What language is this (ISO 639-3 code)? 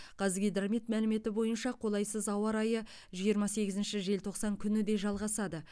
kaz